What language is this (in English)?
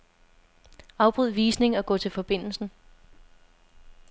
Danish